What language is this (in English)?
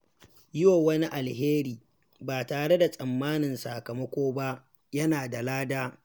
Hausa